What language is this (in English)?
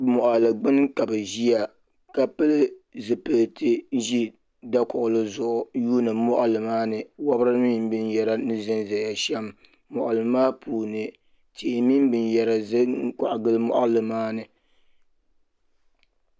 Dagbani